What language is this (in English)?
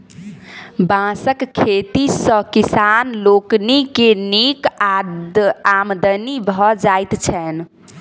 Maithili